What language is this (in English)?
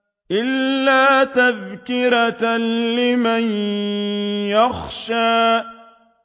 Arabic